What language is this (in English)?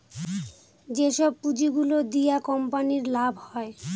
Bangla